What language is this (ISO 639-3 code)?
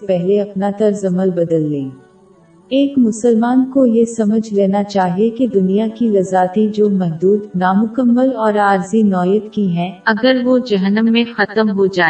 urd